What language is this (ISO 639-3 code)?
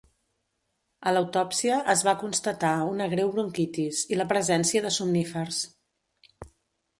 cat